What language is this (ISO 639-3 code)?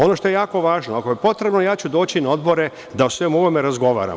srp